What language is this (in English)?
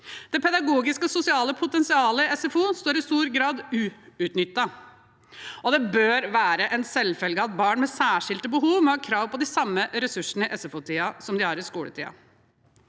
Norwegian